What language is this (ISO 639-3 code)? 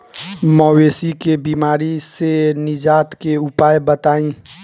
bho